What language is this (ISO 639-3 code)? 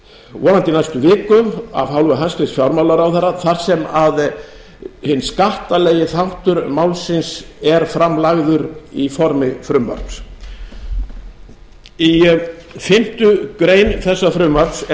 isl